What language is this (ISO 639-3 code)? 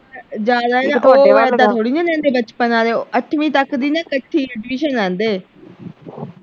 pan